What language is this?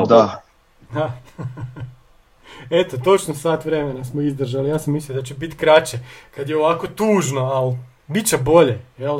Croatian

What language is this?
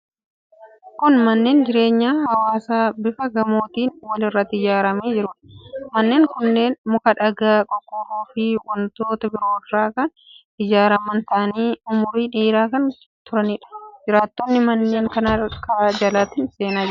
Oromo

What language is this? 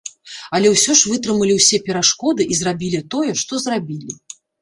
Belarusian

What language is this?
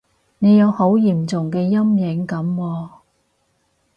Cantonese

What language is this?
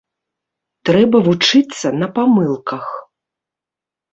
Belarusian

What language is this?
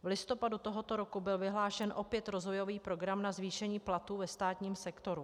Czech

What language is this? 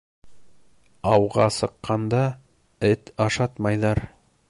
Bashkir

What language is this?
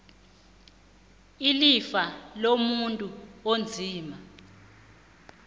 South Ndebele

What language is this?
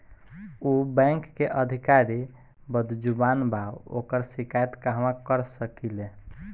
Bhojpuri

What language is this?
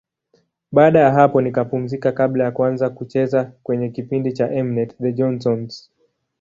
Swahili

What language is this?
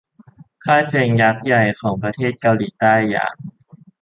Thai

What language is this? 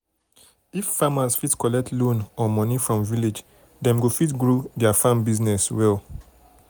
Nigerian Pidgin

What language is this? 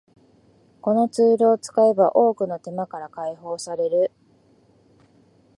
Japanese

